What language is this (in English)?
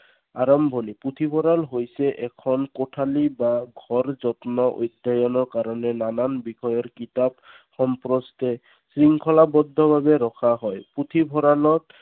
Assamese